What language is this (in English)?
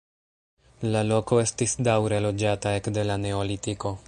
Esperanto